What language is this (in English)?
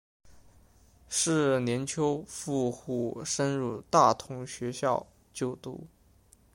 Chinese